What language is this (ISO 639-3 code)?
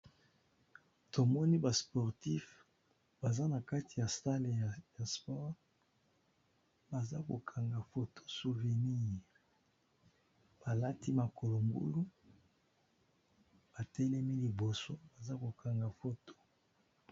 lin